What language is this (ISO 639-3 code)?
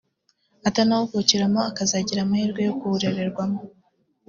kin